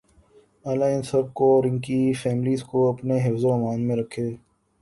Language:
Urdu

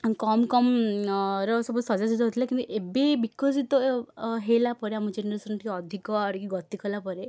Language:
Odia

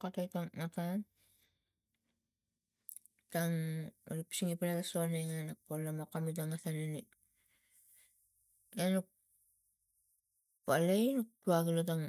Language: Tigak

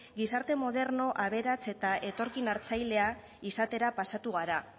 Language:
Basque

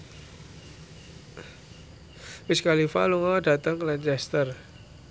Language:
Javanese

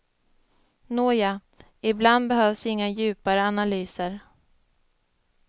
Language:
Swedish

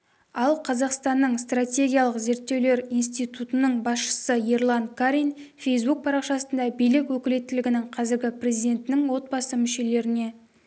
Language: Kazakh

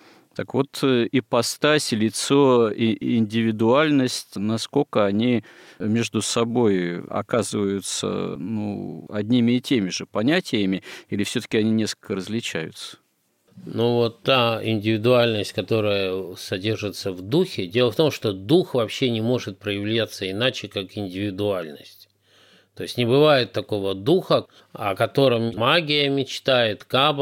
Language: Russian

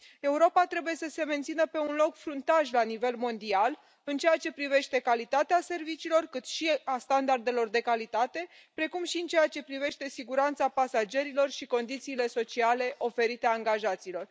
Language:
Romanian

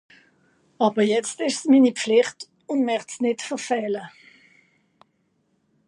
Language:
Swiss German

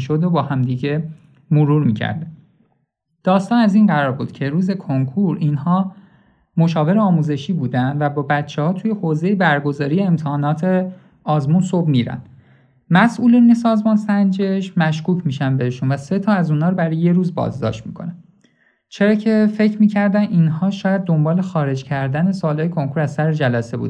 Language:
Persian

